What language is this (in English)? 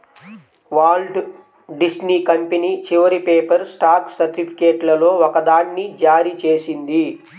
Telugu